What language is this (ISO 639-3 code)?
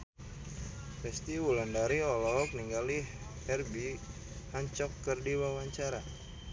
sun